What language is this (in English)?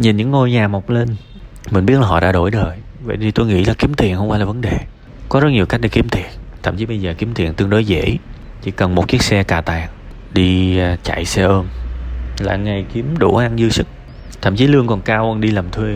Vietnamese